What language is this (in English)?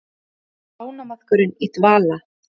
Icelandic